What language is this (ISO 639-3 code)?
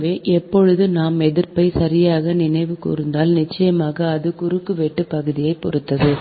tam